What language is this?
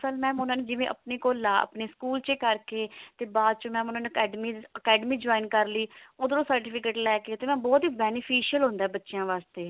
Punjabi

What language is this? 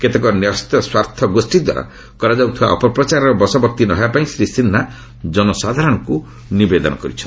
Odia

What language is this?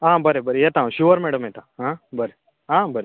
Konkani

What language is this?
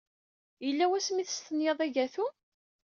Kabyle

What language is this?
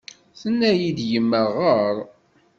Kabyle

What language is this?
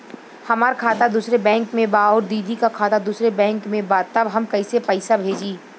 Bhojpuri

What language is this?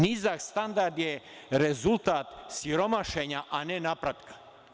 Serbian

